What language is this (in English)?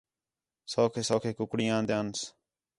Khetrani